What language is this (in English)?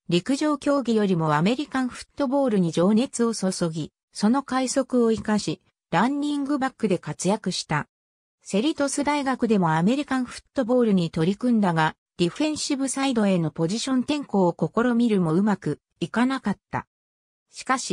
Japanese